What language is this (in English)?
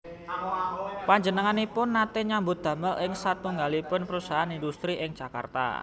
Javanese